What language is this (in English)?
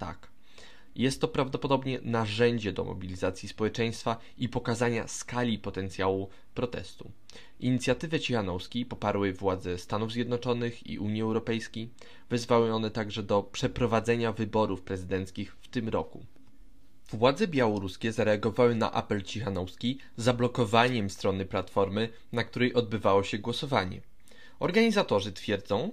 Polish